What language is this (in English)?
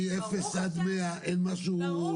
Hebrew